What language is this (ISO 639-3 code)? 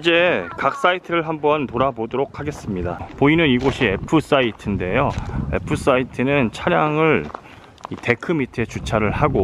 kor